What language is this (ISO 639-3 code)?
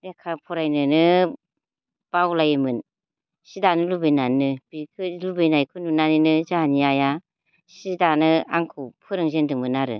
brx